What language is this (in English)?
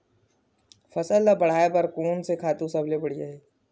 Chhattisgarhi